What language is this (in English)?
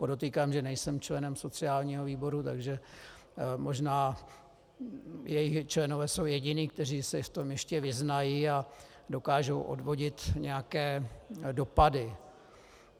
Czech